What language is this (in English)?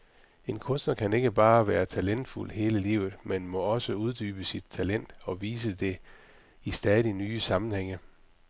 Danish